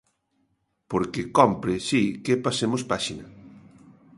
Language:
Galician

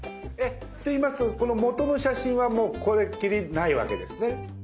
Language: Japanese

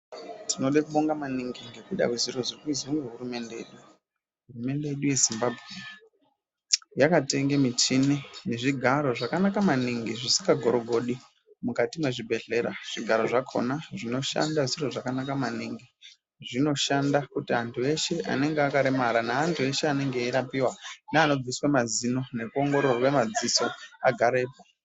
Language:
Ndau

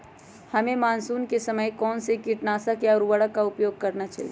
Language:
Magahi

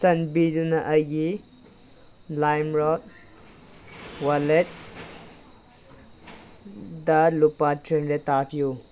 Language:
Manipuri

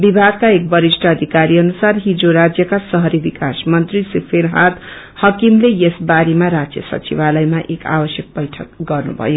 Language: Nepali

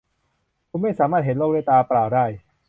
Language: Thai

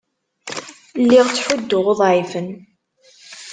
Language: Kabyle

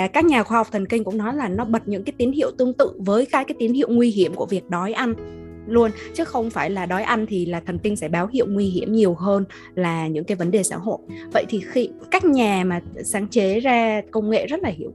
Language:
Vietnamese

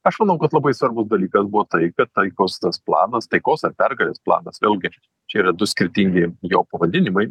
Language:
Lithuanian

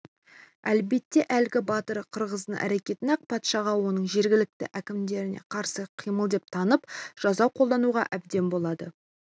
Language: Kazakh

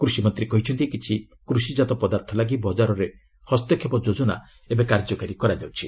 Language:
Odia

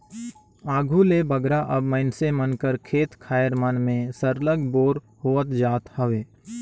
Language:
Chhattisgarhi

